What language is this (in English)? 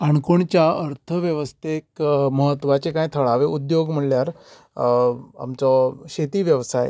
Konkani